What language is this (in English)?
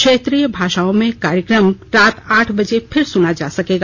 Hindi